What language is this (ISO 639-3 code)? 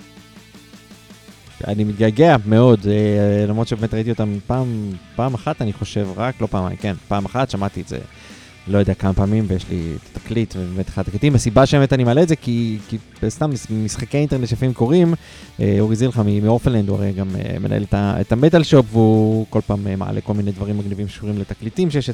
heb